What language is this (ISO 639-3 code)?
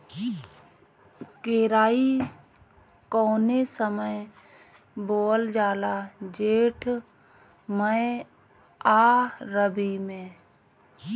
bho